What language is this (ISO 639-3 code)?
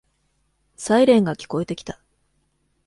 jpn